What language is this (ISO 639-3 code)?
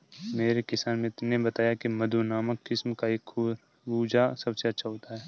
hin